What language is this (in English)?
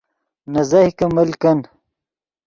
Yidgha